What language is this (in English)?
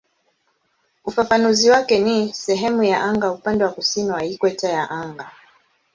Swahili